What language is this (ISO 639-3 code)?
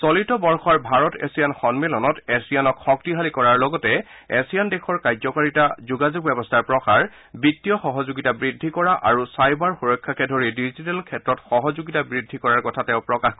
asm